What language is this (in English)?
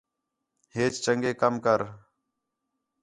Khetrani